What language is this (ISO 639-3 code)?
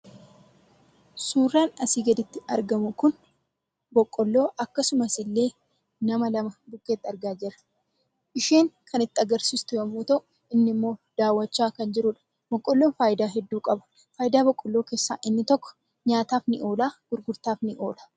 orm